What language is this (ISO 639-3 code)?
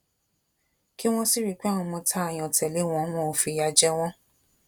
yor